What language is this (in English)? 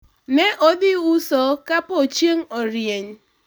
Luo (Kenya and Tanzania)